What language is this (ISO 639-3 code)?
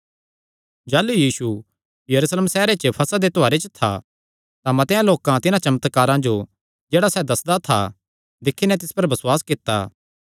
xnr